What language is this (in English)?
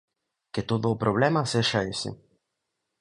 Galician